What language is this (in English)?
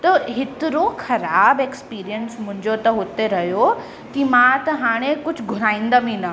Sindhi